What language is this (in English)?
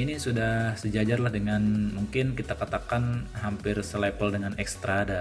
Indonesian